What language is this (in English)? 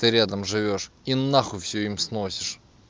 Russian